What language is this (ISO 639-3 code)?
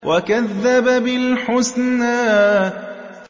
ara